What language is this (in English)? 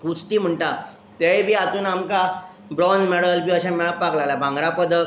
Konkani